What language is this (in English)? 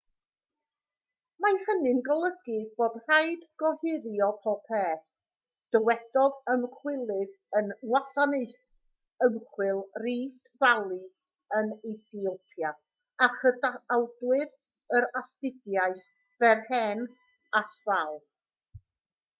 Welsh